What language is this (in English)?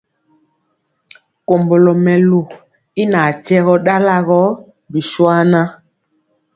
Mpiemo